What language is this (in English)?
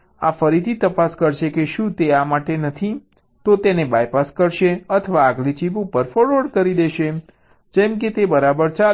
Gujarati